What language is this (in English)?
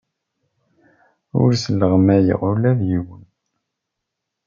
Kabyle